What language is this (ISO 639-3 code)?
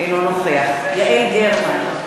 heb